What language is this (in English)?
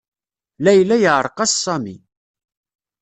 Kabyle